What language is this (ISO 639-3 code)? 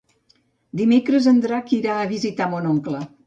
cat